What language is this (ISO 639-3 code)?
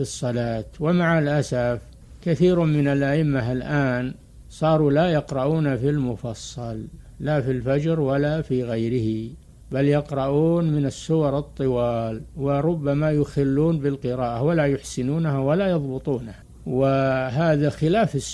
ara